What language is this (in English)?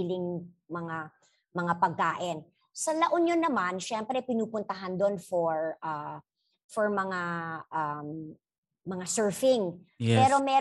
Filipino